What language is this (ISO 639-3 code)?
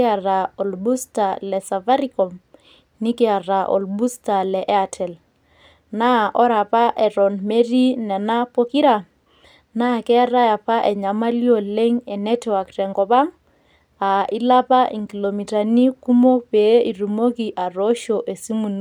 mas